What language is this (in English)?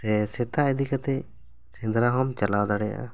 Santali